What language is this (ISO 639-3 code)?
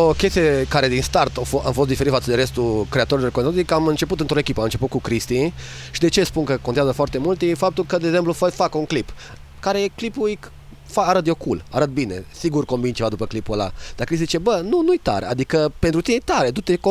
ron